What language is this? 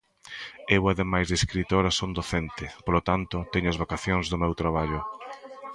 Galician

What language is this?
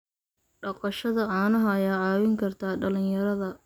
Somali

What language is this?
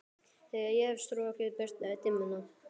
Icelandic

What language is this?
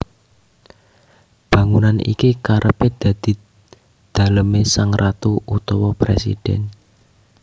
Javanese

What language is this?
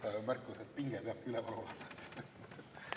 Estonian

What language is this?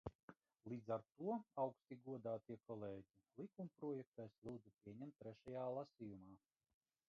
Latvian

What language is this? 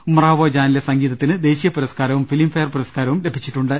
Malayalam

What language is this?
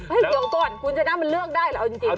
Thai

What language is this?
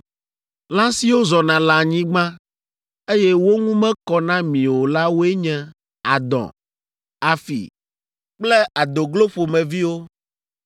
Ewe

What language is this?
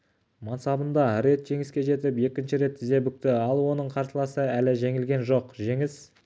Kazakh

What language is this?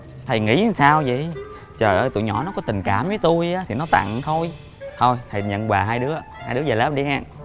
Vietnamese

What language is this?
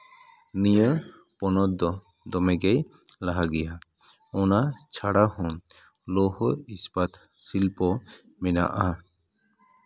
Santali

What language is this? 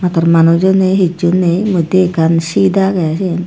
Chakma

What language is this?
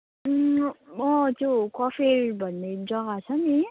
Nepali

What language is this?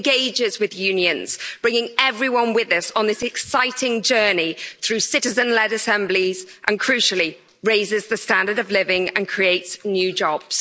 English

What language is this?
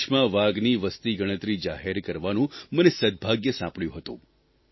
Gujarati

